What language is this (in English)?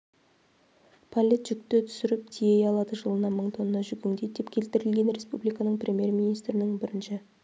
Kazakh